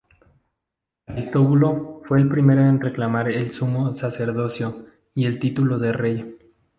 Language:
Spanish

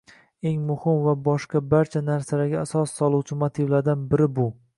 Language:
Uzbek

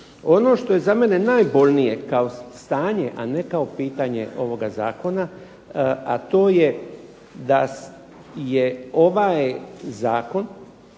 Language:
Croatian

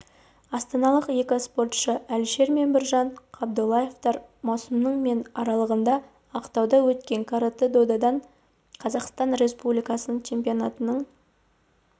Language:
Kazakh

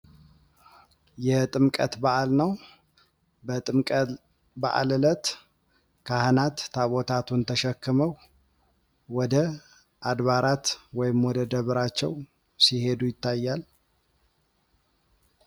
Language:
Amharic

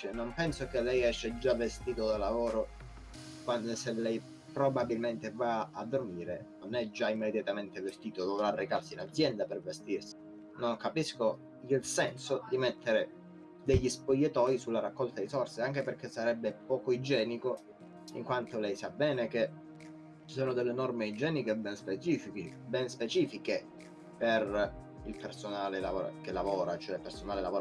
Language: Italian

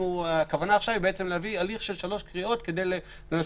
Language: Hebrew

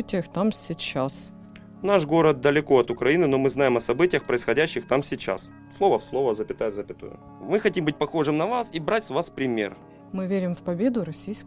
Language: Ukrainian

